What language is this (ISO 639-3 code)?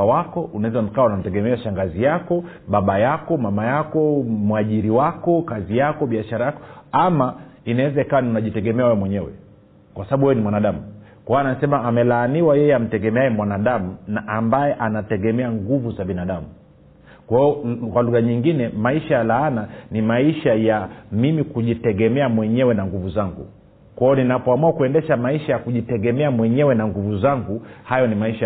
swa